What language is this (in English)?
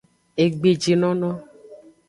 Aja (Benin)